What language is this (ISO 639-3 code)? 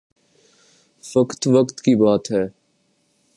urd